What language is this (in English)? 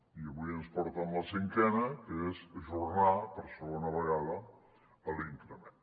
Catalan